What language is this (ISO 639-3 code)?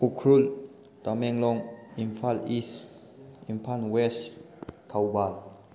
mni